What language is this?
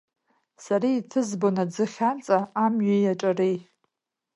Abkhazian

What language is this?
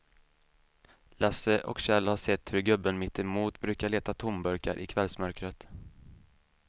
Swedish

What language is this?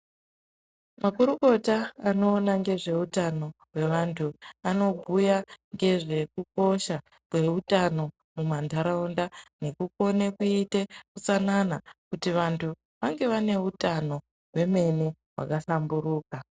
Ndau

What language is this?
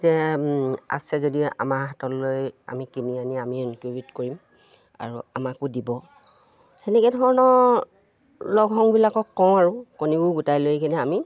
Assamese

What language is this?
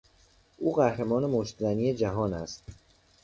Persian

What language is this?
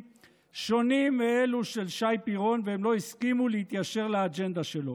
Hebrew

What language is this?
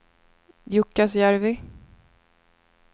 Swedish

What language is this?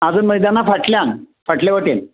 Konkani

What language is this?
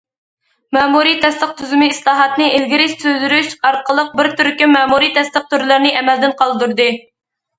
Uyghur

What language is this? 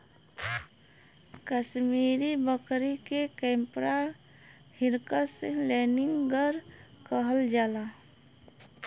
Bhojpuri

